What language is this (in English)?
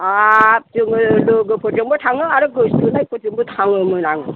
Bodo